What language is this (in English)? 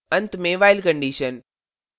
Hindi